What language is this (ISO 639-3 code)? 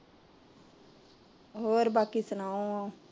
pan